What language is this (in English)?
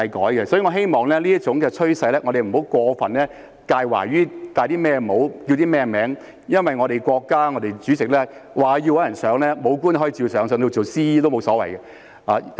Cantonese